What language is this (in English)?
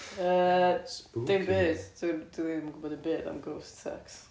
Welsh